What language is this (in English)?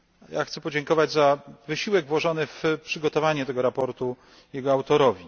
Polish